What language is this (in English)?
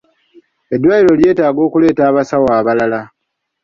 Ganda